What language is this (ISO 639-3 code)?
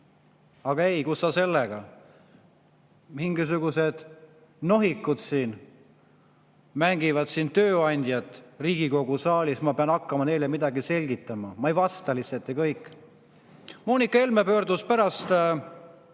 est